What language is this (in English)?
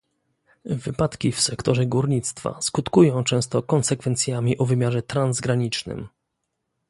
Polish